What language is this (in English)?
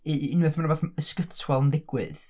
Welsh